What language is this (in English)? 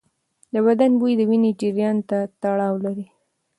Pashto